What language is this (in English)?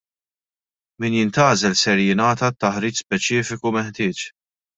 Maltese